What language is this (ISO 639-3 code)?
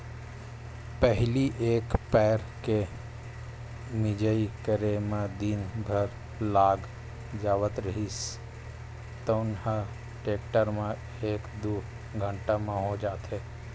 hne